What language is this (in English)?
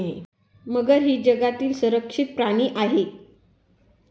Marathi